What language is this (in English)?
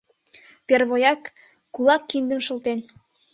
Mari